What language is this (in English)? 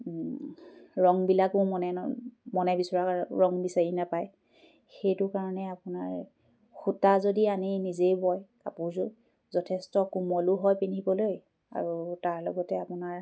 Assamese